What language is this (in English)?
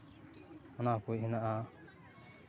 Santali